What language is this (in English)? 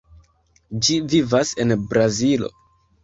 Esperanto